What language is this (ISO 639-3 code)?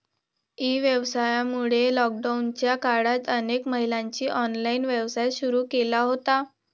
mar